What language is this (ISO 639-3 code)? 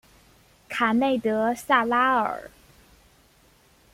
zho